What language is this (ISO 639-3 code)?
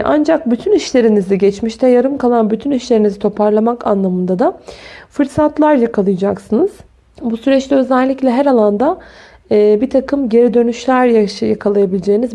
tur